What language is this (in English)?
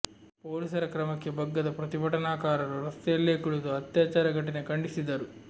Kannada